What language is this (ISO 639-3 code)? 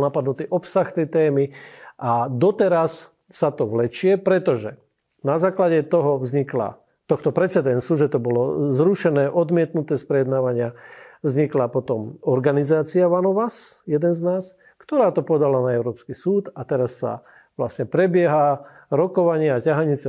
slk